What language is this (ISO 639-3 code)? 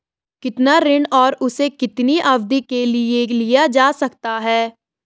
hin